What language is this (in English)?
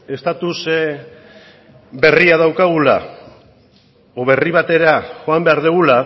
Basque